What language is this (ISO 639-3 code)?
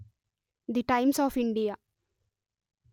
tel